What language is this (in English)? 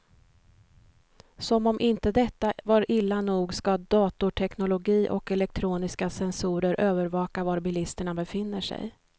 Swedish